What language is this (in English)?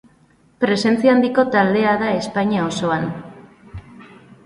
Basque